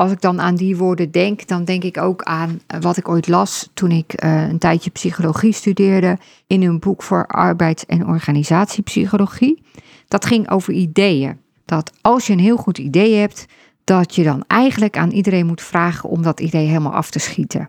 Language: Dutch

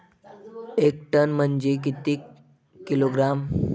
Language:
Marathi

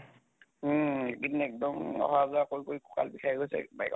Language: Assamese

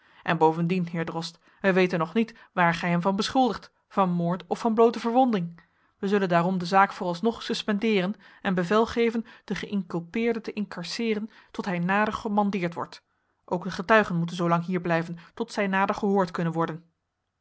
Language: Dutch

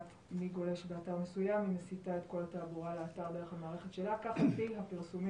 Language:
Hebrew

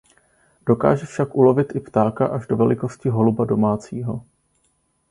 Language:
Czech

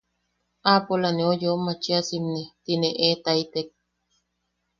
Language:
Yaqui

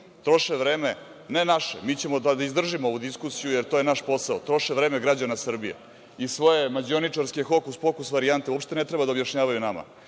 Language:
Serbian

